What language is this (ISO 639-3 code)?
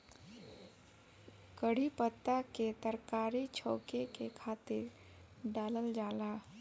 bho